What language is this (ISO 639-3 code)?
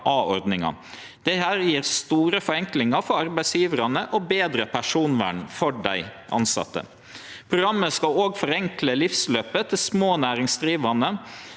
nor